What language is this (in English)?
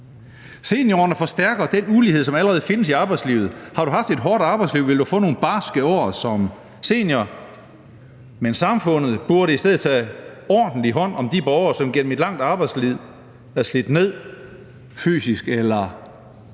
Danish